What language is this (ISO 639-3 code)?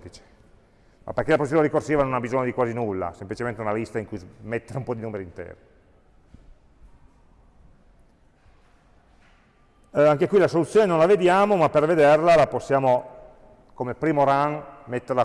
ita